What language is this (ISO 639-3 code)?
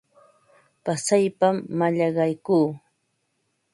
qva